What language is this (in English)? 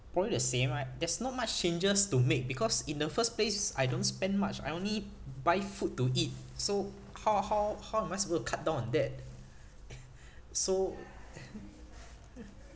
English